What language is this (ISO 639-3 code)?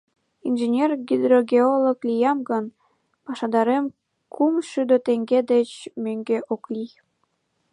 chm